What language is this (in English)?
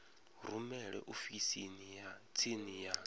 Venda